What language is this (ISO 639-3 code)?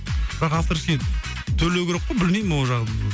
kaz